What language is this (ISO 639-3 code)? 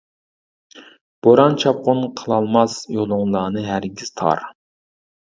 uig